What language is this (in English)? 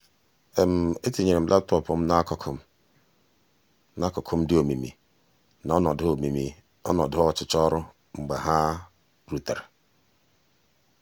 Igbo